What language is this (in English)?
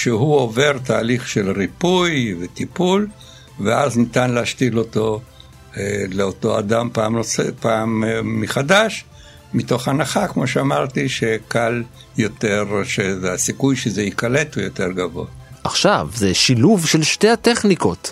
Hebrew